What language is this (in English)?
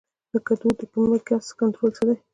Pashto